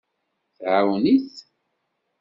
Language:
Kabyle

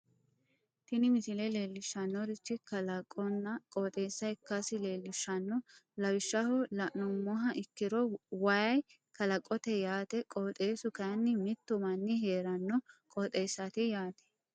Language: Sidamo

